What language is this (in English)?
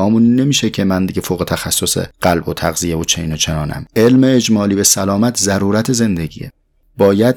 Persian